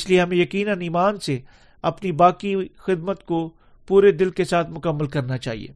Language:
Urdu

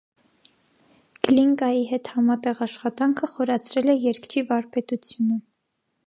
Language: Armenian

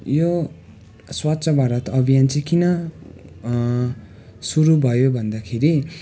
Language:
Nepali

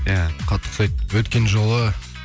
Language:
Kazakh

